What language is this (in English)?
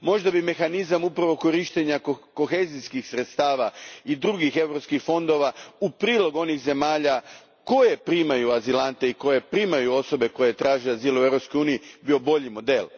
Croatian